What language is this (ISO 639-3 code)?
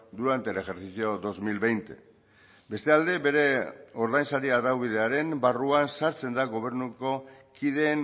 eus